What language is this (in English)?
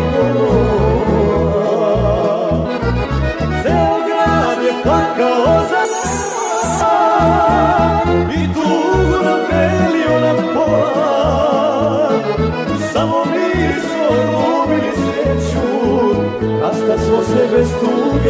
Romanian